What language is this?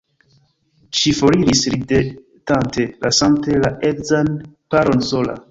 Esperanto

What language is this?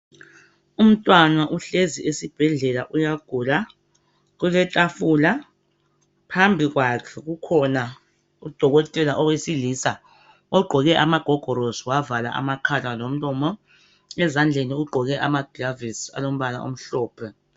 North Ndebele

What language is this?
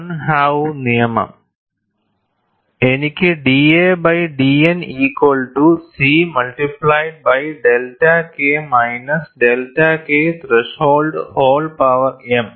Malayalam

